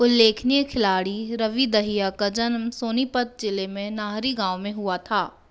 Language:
Hindi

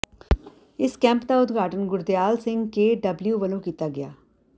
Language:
Punjabi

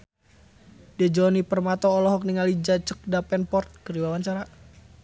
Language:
Sundanese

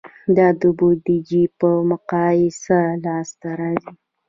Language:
Pashto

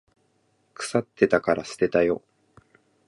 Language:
Japanese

